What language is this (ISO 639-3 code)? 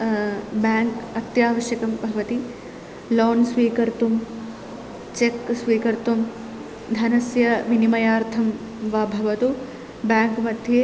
san